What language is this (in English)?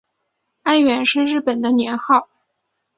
Chinese